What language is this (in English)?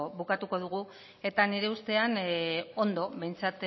Basque